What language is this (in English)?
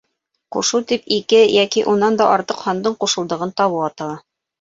Bashkir